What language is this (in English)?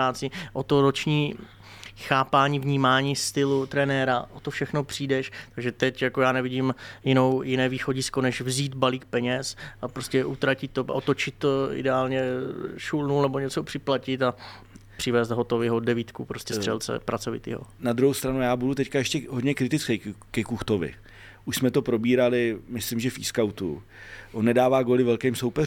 Czech